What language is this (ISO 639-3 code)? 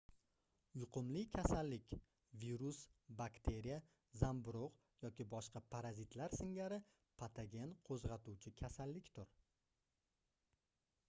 uzb